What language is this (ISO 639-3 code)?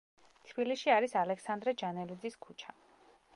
kat